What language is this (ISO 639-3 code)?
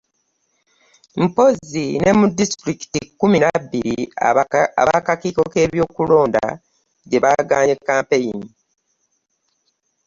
lug